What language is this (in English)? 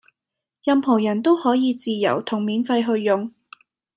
Cantonese